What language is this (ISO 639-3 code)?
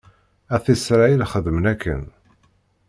kab